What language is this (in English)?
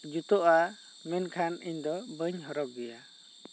Santali